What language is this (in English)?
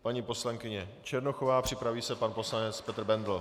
Czech